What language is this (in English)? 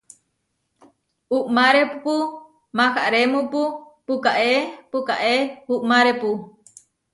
Huarijio